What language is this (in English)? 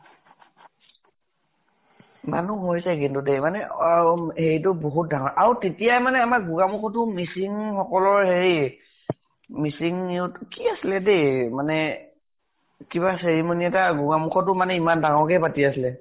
Assamese